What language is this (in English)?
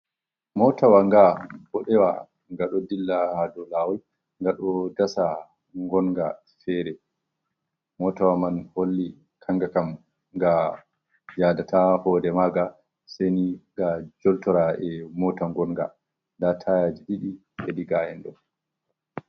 Fula